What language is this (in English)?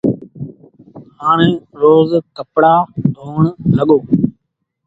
Sindhi Bhil